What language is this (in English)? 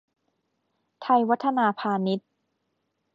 Thai